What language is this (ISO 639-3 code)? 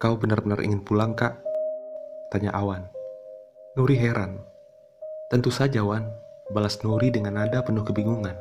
ind